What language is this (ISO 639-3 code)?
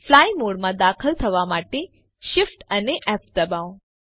guj